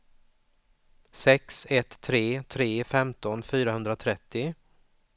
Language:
Swedish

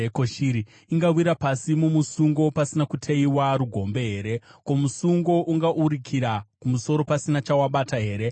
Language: Shona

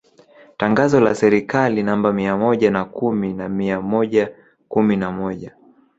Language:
Swahili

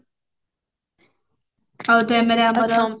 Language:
Odia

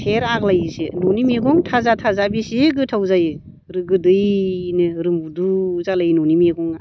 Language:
Bodo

